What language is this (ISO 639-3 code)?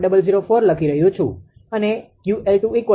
guj